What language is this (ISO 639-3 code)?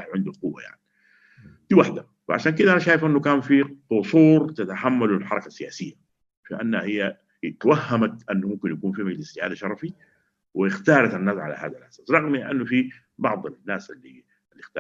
ara